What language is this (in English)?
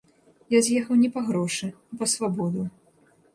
Belarusian